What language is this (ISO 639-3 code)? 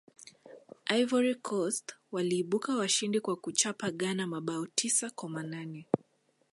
swa